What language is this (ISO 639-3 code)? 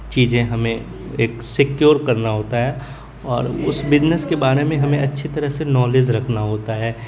urd